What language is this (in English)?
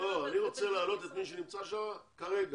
Hebrew